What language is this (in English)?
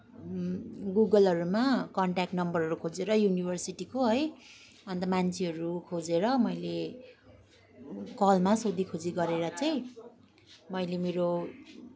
Nepali